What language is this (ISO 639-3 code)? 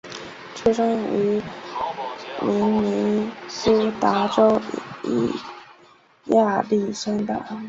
zho